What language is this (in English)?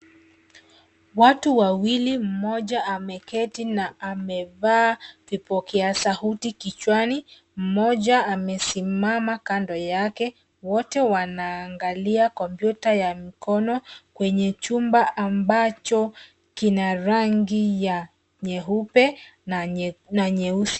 Swahili